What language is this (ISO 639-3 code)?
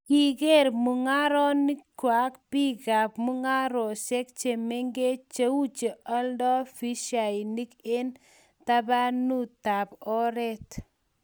kln